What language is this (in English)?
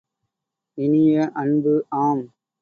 Tamil